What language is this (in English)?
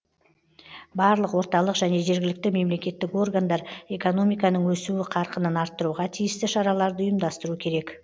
Kazakh